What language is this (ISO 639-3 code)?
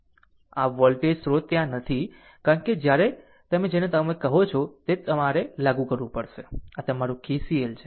guj